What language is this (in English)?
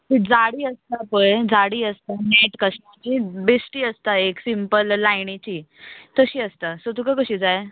Konkani